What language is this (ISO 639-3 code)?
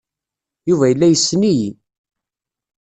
kab